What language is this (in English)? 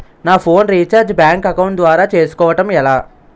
Telugu